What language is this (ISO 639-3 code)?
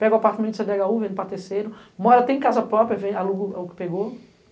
por